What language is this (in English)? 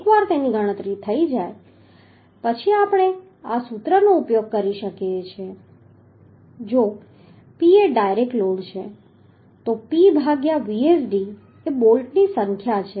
Gujarati